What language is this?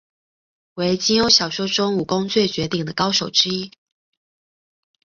Chinese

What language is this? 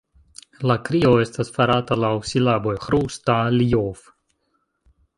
Esperanto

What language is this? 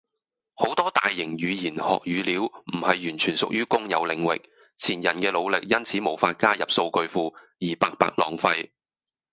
Cantonese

